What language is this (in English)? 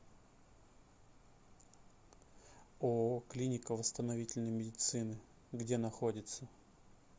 Russian